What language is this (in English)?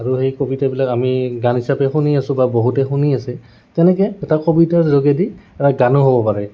Assamese